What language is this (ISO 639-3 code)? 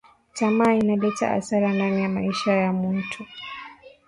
swa